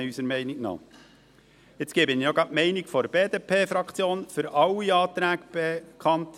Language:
Swiss German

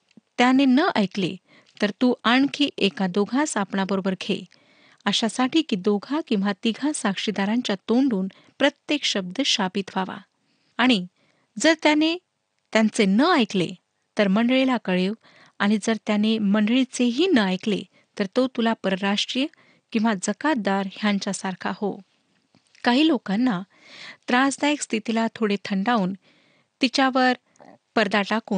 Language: Marathi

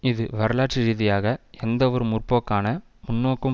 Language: Tamil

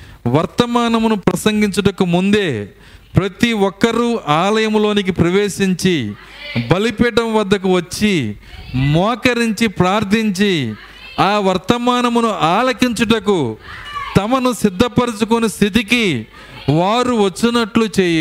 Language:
Telugu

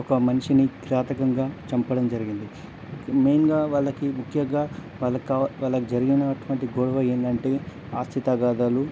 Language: Telugu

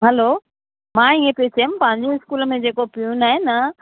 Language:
Sindhi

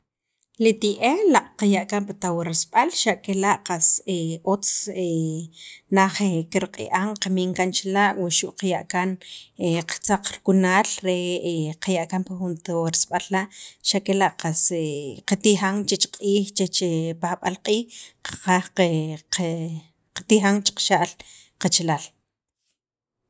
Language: Sacapulteco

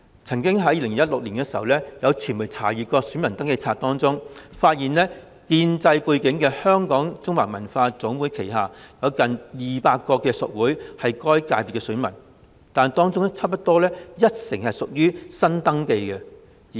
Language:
Cantonese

